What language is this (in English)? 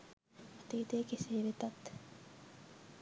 Sinhala